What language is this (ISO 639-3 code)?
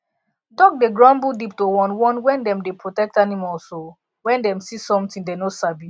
pcm